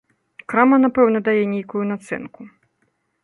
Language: Belarusian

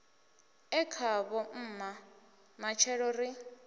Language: Venda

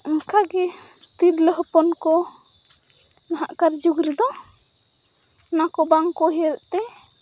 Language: Santali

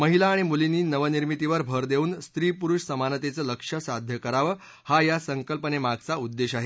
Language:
Marathi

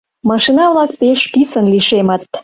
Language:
Mari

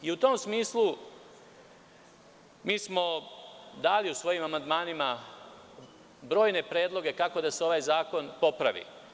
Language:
Serbian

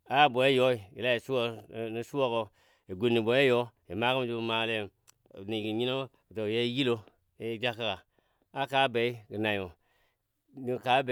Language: Dadiya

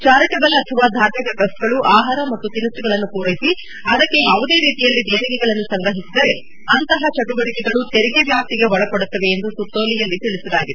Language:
Kannada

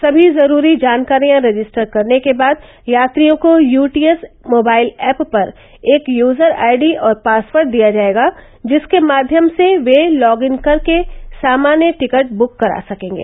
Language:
Hindi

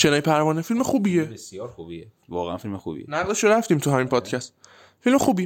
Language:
Persian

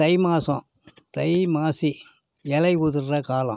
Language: Tamil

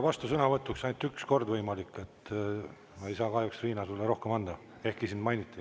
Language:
Estonian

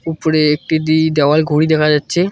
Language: Bangla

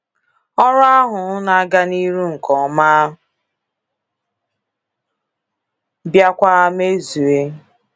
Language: Igbo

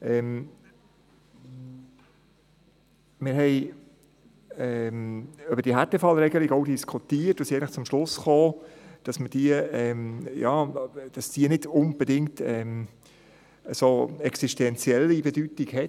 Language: Swiss German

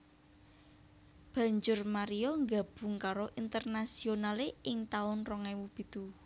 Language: Javanese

